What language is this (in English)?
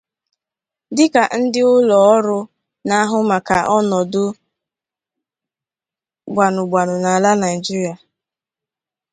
Igbo